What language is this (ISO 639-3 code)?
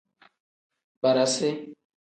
kdh